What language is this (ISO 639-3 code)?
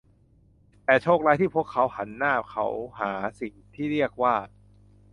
tha